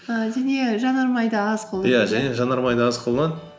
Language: Kazakh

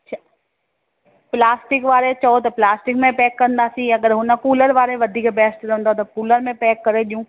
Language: Sindhi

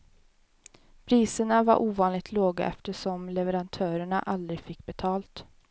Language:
Swedish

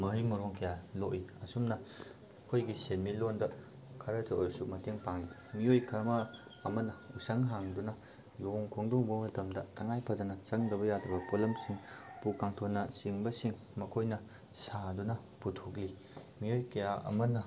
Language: Manipuri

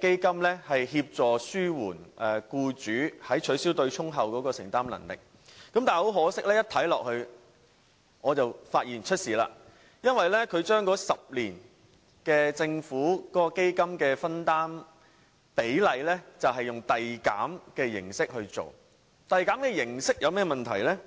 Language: Cantonese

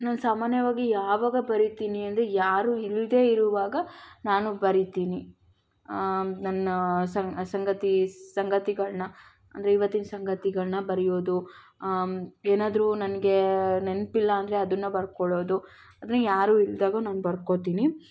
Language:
Kannada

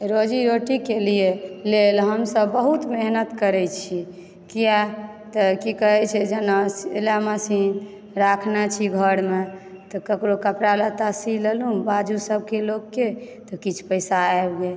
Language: Maithili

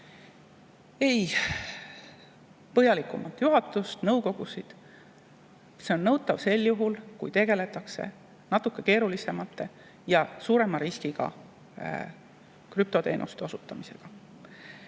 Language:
Estonian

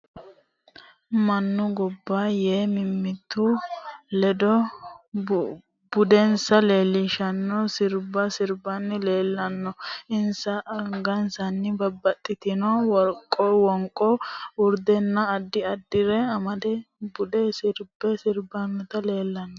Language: Sidamo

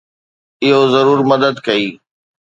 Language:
Sindhi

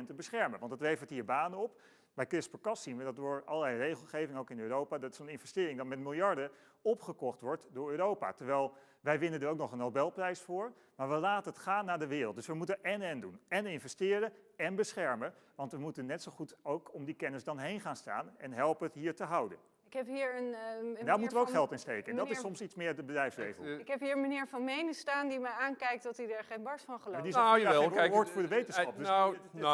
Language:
Dutch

